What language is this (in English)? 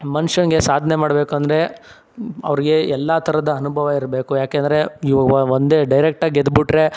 Kannada